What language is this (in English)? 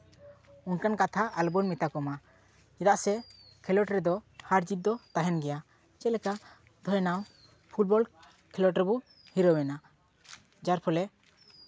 Santali